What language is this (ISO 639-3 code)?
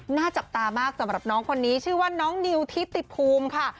tha